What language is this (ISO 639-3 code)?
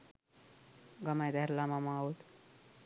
sin